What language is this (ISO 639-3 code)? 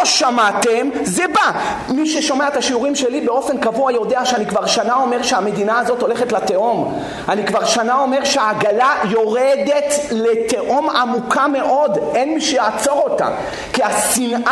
heb